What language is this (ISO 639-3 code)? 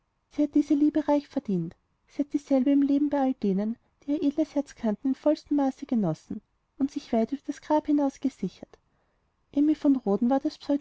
deu